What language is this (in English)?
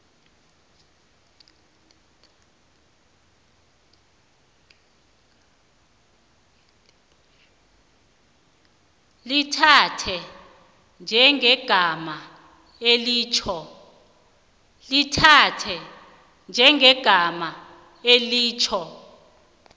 South Ndebele